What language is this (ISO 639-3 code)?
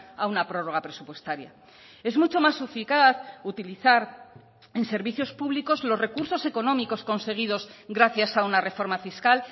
spa